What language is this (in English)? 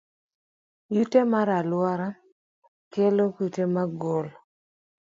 Luo (Kenya and Tanzania)